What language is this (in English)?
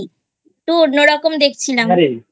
Bangla